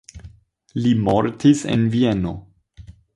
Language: Esperanto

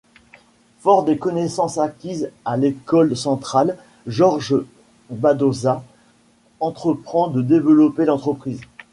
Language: French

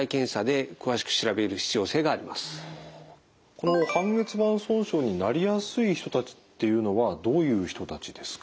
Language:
Japanese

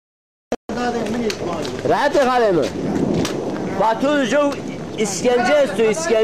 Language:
Turkish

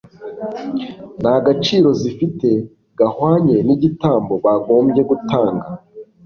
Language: Kinyarwanda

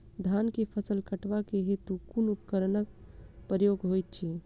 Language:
Maithili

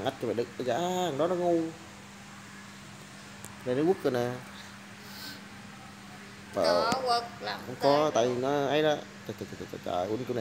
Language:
Vietnamese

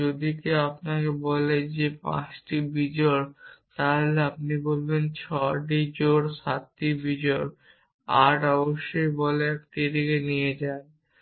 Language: Bangla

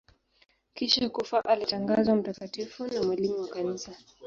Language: Swahili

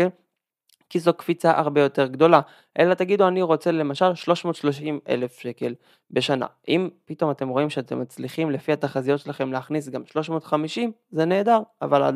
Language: Hebrew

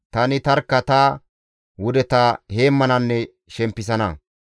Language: Gamo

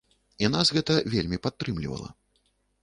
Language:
Belarusian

